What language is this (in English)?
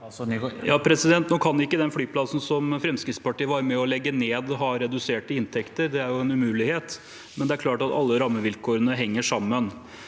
Norwegian